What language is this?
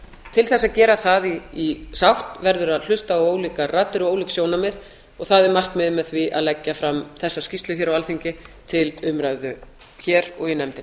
Icelandic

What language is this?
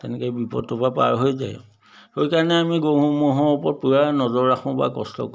Assamese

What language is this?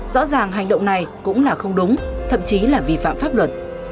Vietnamese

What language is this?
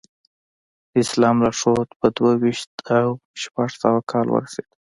Pashto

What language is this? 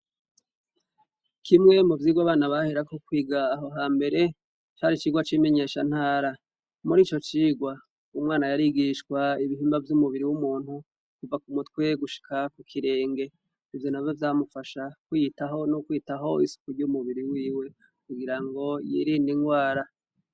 Rundi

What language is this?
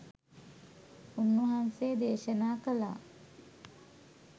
Sinhala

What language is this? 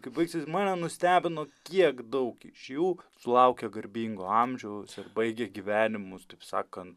Lithuanian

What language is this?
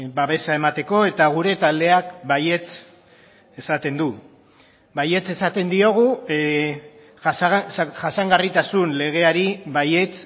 Basque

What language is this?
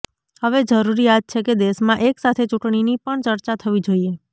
Gujarati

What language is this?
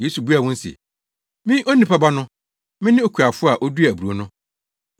Akan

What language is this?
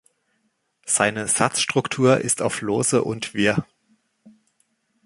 German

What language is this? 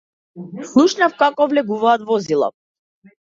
Macedonian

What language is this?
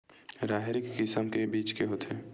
Chhattisgarhi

